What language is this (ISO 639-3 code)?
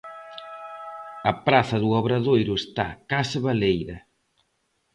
glg